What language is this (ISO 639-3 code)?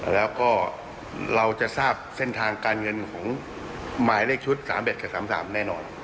tha